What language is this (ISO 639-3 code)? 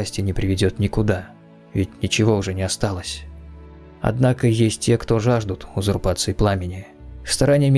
rus